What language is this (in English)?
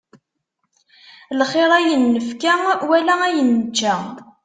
Kabyle